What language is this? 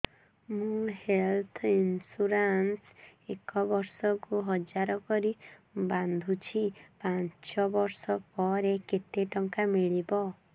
Odia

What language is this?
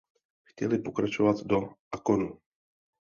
Czech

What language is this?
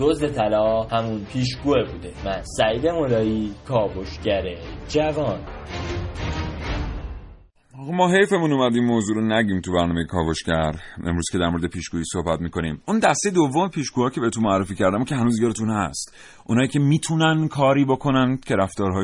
Persian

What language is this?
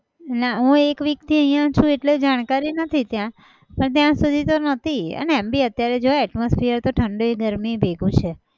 Gujarati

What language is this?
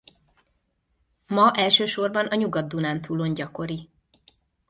Hungarian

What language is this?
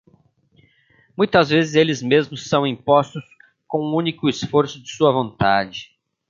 Portuguese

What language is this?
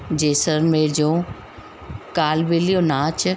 Sindhi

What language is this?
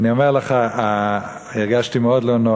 Hebrew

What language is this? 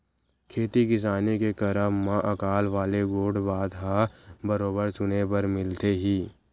Chhattisgarhi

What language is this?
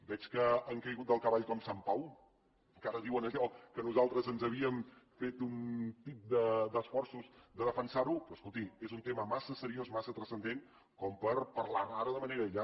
Catalan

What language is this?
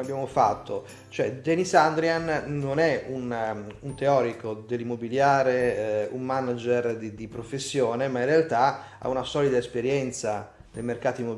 Italian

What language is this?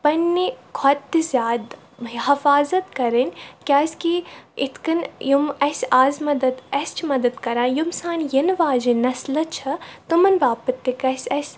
Kashmiri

